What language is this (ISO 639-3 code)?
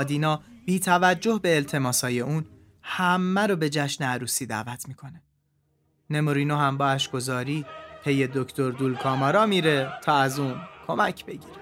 fas